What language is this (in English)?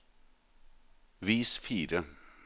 Norwegian